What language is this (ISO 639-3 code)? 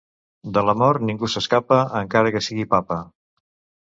cat